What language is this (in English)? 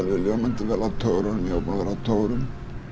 Icelandic